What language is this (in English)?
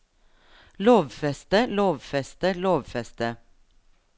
Norwegian